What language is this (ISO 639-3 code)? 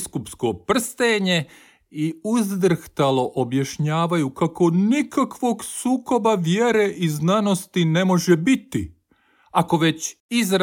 hrv